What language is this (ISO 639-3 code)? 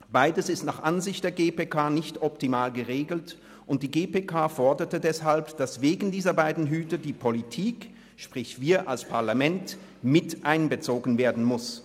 gsw